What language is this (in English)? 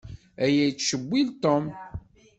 Kabyle